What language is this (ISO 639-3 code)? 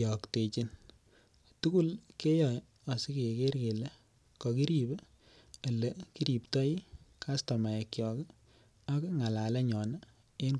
kln